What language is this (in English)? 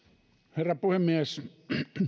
Finnish